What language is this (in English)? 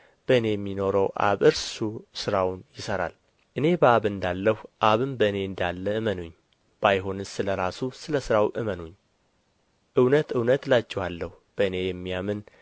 Amharic